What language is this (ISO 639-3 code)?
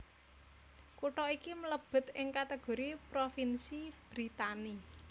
jav